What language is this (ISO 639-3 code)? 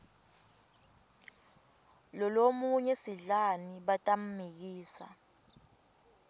ssw